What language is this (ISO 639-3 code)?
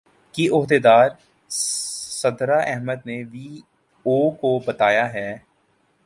urd